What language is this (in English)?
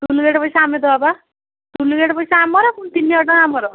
Odia